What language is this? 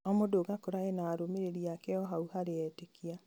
Kikuyu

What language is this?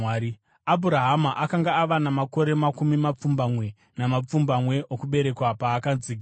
Shona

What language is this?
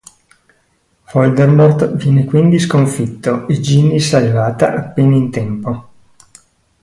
Italian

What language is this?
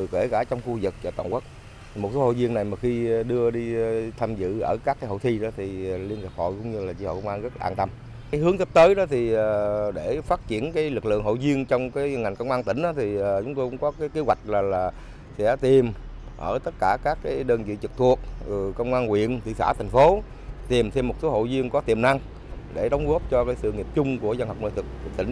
Vietnamese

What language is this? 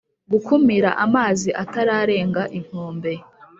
Kinyarwanda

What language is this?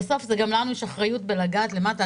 Hebrew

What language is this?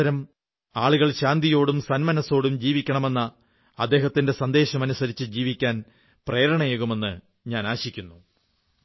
Malayalam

